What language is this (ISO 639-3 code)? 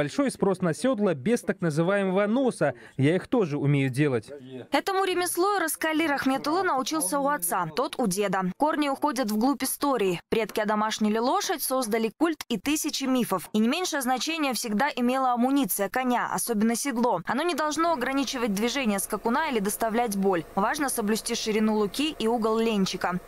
rus